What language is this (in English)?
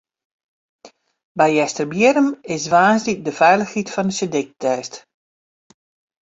Western Frisian